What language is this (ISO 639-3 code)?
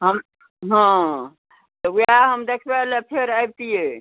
mai